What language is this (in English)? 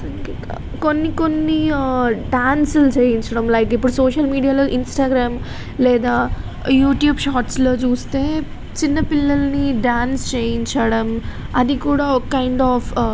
Telugu